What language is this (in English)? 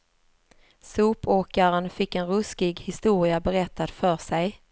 Swedish